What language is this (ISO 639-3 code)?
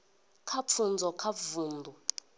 ven